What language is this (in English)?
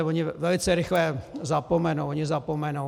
Czech